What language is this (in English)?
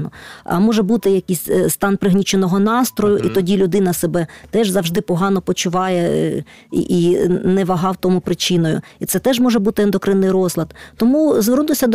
Ukrainian